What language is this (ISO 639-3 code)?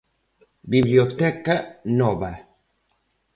glg